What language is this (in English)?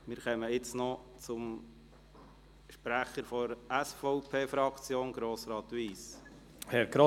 Swiss German